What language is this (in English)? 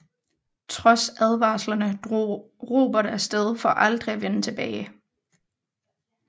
Danish